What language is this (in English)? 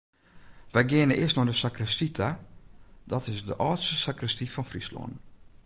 Western Frisian